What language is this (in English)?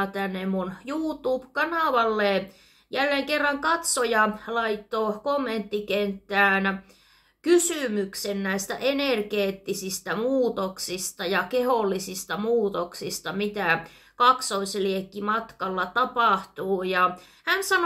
Finnish